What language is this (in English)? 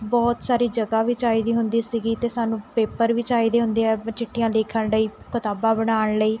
Punjabi